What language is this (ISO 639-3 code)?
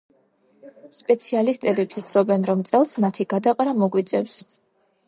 kat